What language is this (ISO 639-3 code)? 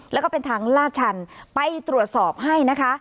tha